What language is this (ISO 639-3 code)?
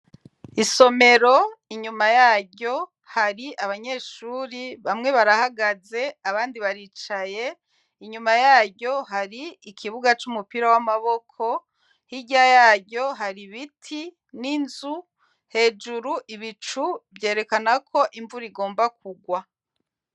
run